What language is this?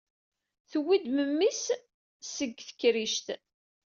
Kabyle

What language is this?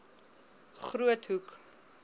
Afrikaans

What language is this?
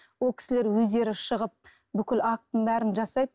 Kazakh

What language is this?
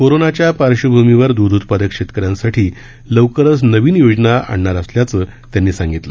Marathi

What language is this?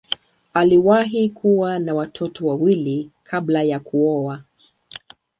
Swahili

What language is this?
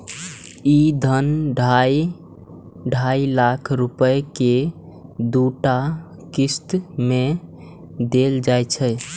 Maithili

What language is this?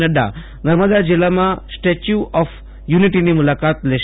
Gujarati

